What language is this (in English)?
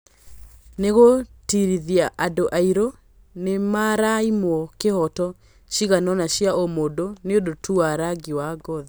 Kikuyu